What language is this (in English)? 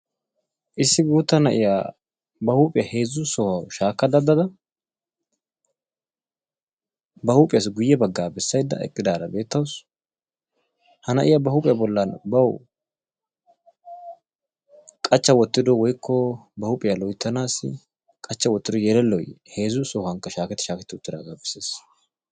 Wolaytta